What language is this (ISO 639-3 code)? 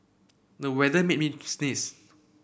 eng